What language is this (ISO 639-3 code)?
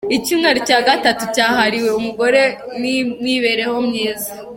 kin